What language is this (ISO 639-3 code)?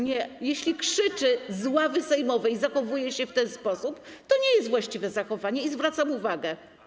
pol